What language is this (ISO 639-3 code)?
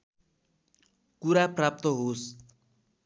nep